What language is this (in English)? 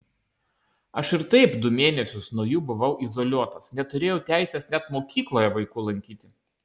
Lithuanian